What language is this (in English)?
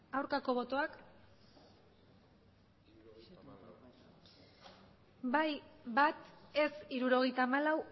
Basque